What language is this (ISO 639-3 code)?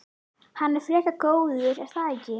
isl